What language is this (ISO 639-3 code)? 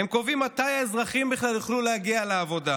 heb